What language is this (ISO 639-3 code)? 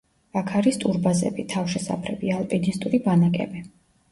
kat